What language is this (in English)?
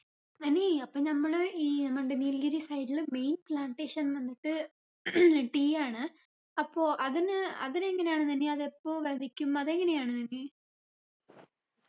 Malayalam